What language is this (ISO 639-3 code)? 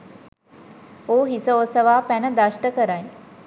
sin